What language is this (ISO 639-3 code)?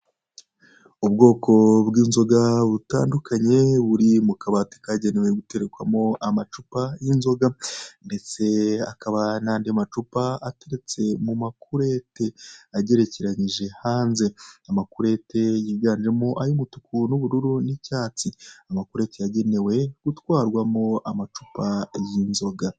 kin